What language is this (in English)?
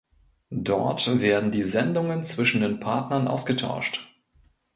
German